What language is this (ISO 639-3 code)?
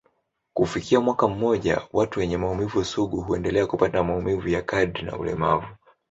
swa